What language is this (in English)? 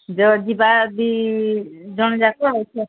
Odia